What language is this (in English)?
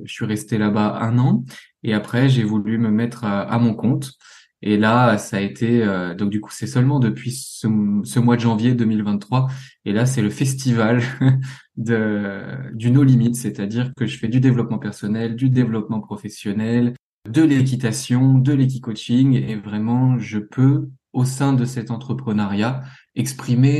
French